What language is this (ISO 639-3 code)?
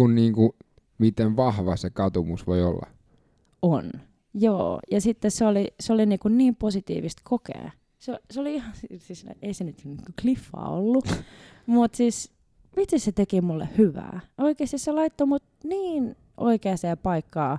fin